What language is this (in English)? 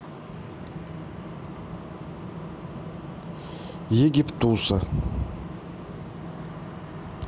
Russian